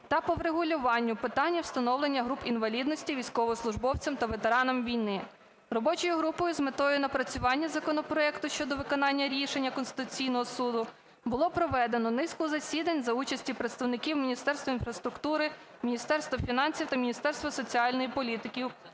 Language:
Ukrainian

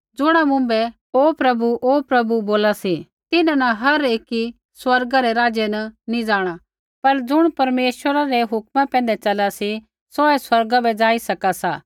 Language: Kullu Pahari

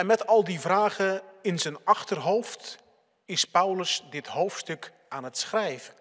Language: Dutch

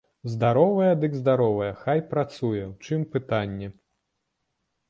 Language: Belarusian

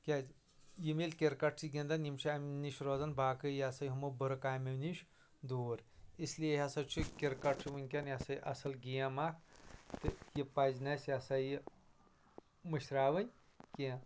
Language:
Kashmiri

